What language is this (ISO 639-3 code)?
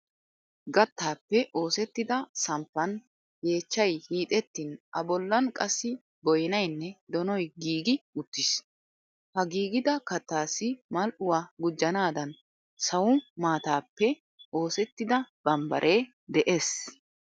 wal